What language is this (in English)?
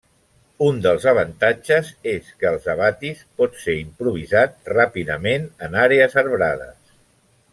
Catalan